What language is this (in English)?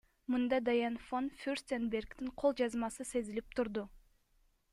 Kyrgyz